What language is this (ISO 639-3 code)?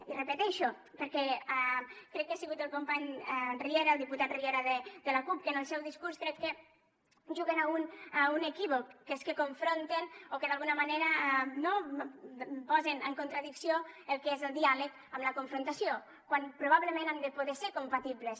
cat